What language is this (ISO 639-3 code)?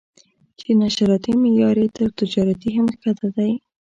pus